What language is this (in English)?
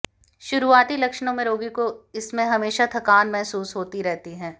Hindi